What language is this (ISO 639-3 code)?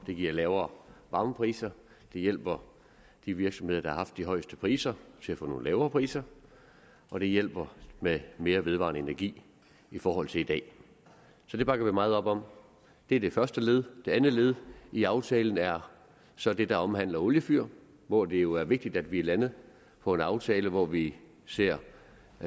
dan